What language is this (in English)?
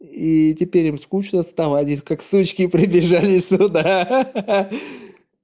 Russian